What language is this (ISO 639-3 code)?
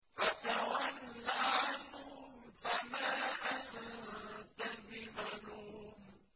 ara